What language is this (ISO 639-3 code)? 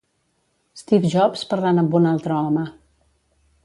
cat